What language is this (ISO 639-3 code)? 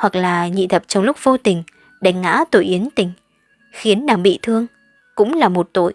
vie